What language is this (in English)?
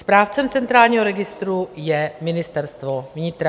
Czech